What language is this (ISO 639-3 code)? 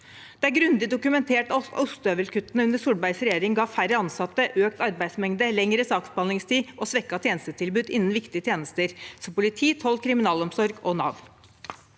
nor